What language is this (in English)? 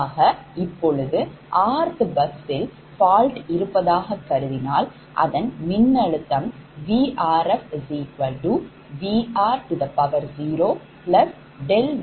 Tamil